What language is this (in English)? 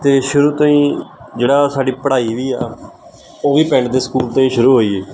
Punjabi